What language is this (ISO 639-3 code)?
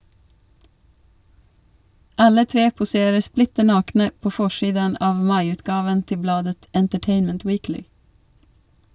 nor